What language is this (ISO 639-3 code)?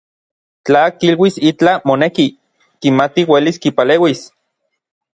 nlv